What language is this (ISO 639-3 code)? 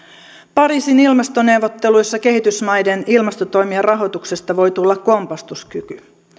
fin